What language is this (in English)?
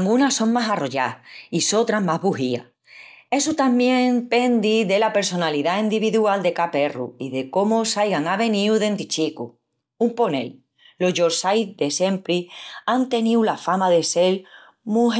Extremaduran